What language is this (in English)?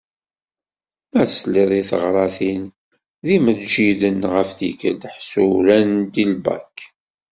Kabyle